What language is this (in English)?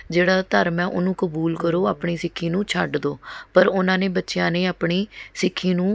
Punjabi